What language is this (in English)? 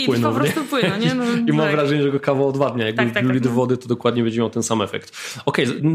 Polish